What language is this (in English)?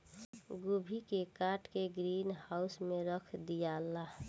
Bhojpuri